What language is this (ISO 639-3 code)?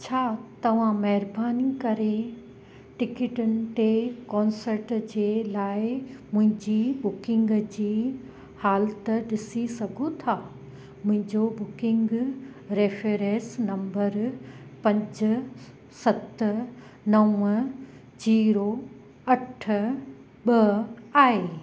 snd